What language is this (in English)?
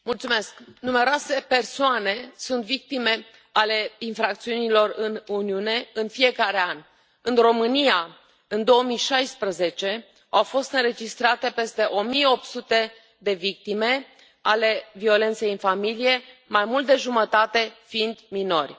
Romanian